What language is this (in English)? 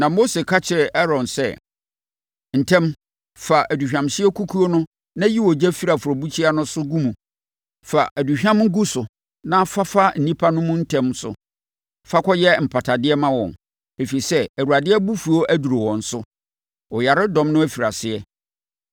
Akan